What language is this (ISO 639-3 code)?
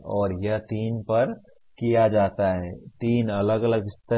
hin